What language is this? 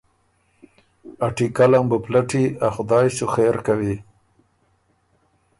Ormuri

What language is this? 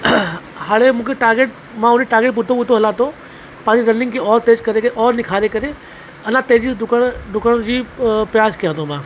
Sindhi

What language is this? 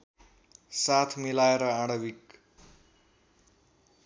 Nepali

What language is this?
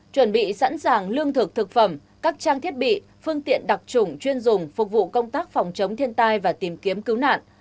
Vietnamese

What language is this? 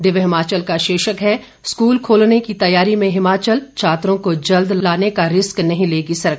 Hindi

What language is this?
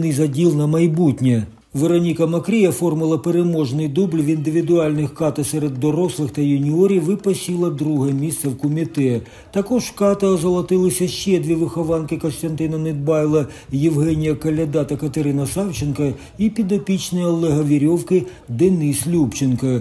Ukrainian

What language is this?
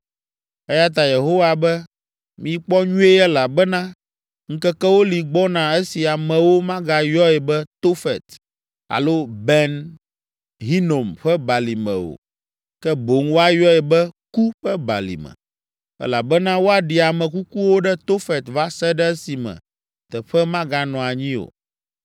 Ewe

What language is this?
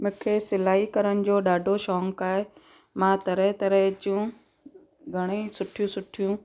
Sindhi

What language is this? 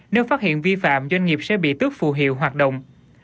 Vietnamese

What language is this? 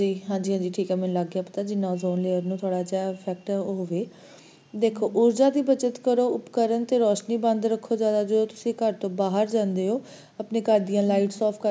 Punjabi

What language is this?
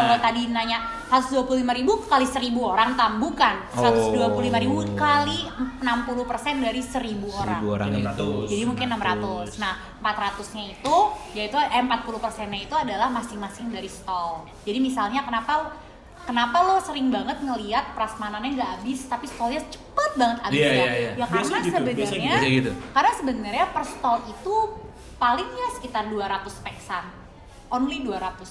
Indonesian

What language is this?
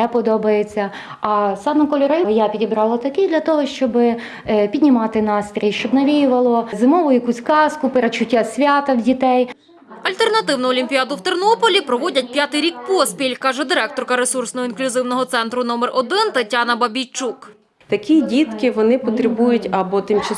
Ukrainian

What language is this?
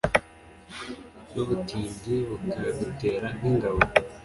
Kinyarwanda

